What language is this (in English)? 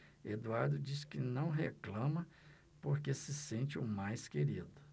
Portuguese